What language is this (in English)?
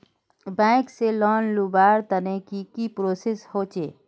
Magahi